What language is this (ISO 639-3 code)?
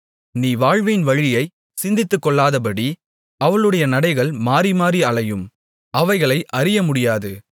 tam